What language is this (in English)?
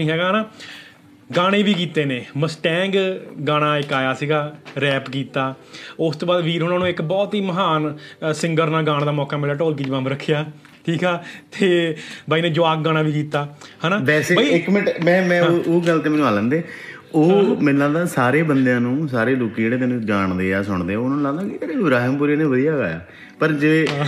Punjabi